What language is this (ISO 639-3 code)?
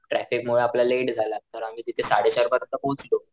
mar